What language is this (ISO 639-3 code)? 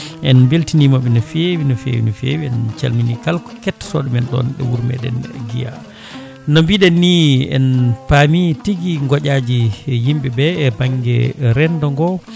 ful